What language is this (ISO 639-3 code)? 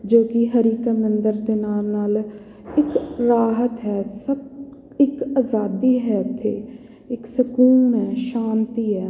pan